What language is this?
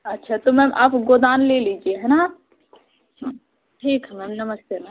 Hindi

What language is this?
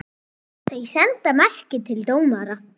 Icelandic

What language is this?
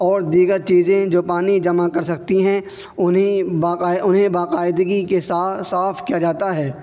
Urdu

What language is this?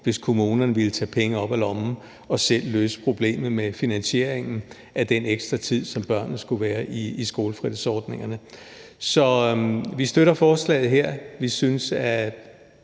Danish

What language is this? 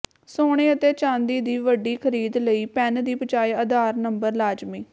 Punjabi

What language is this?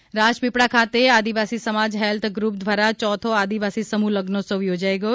Gujarati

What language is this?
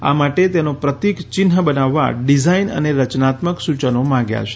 Gujarati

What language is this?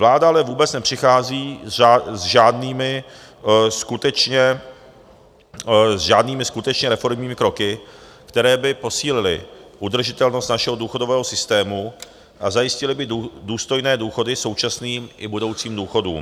Czech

